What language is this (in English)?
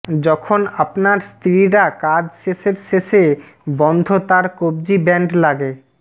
Bangla